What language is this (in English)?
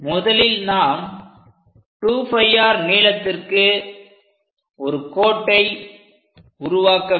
Tamil